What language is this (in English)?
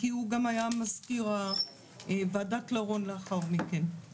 Hebrew